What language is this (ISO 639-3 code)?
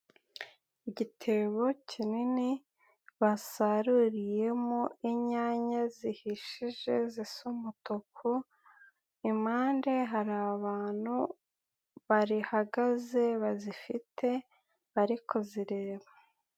kin